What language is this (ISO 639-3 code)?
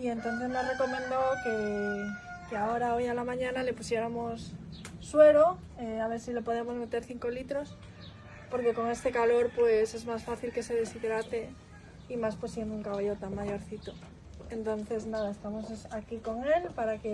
spa